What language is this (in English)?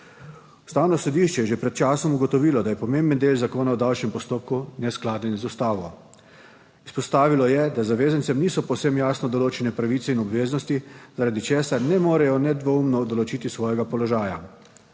Slovenian